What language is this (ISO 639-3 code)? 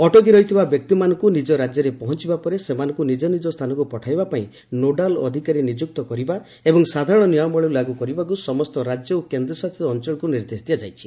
ori